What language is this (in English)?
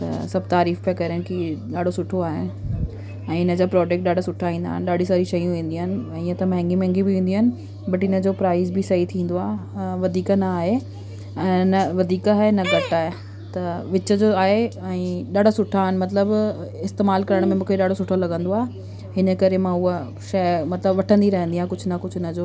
Sindhi